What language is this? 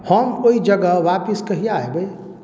Maithili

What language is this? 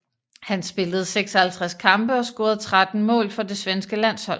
Danish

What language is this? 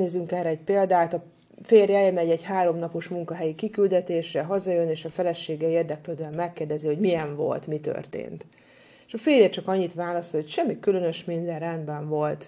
Hungarian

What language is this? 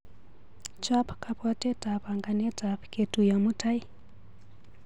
Kalenjin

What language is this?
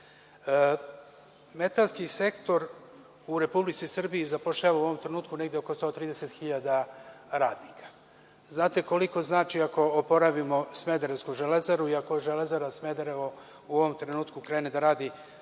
Serbian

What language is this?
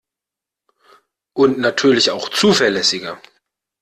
German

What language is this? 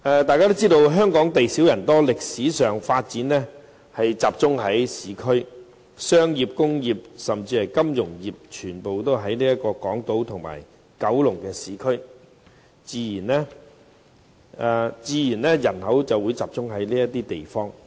Cantonese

